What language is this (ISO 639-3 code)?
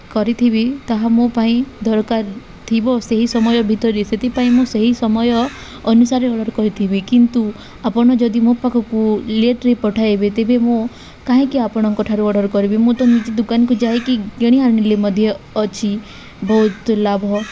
ori